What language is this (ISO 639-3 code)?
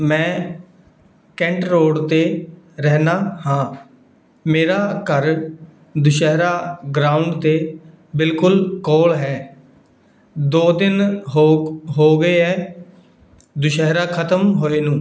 pan